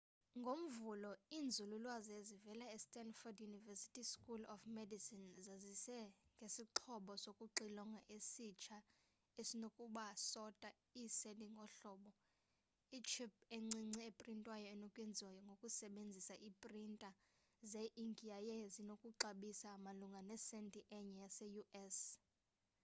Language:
Xhosa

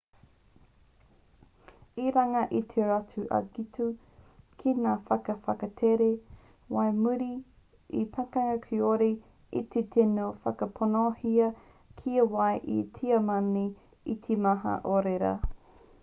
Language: Māori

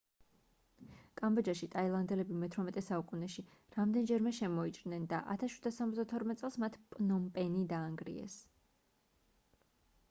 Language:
Georgian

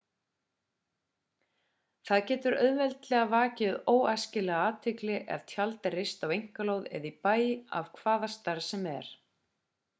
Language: Icelandic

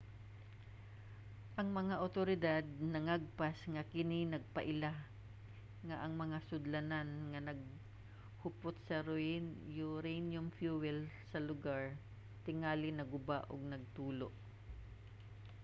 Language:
Cebuano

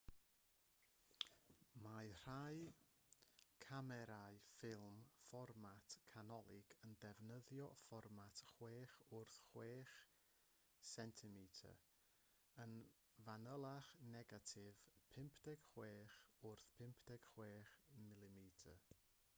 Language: Welsh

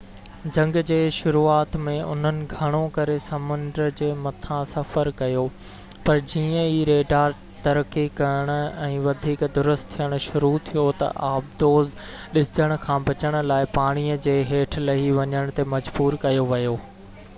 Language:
Sindhi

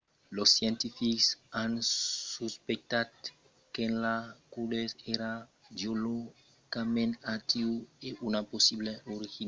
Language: Occitan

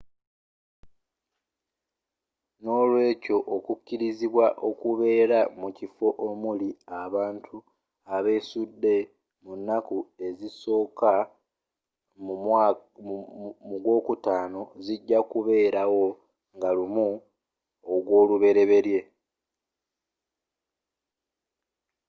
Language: Ganda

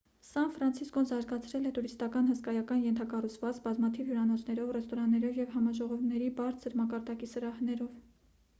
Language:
Armenian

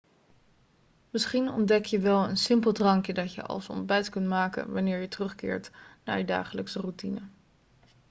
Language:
Dutch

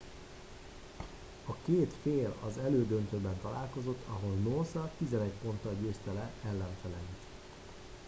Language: Hungarian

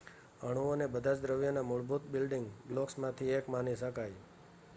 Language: Gujarati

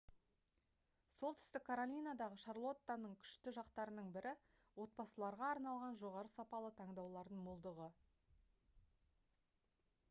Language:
Kazakh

